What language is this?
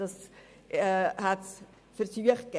Swiss German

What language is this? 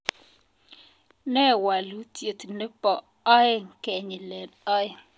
Kalenjin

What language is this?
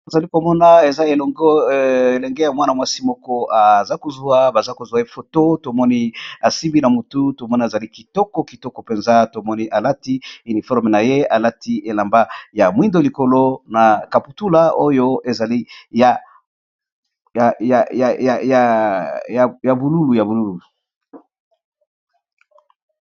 Lingala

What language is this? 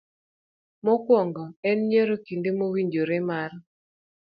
Luo (Kenya and Tanzania)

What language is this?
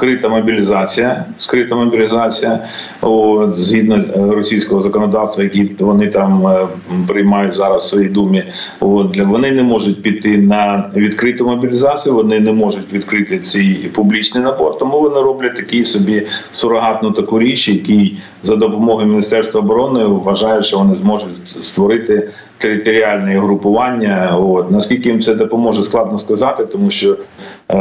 Ukrainian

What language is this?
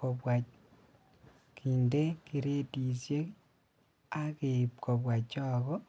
Kalenjin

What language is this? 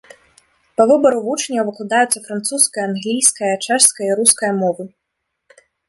Belarusian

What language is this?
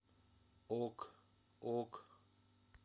Russian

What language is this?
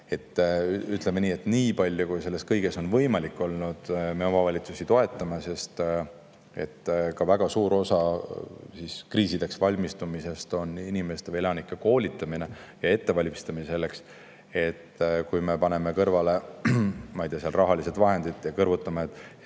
Estonian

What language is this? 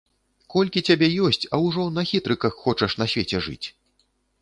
Belarusian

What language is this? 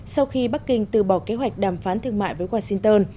Vietnamese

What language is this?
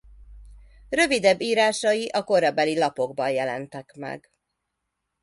Hungarian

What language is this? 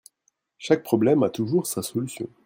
French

